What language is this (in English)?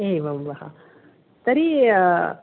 Sanskrit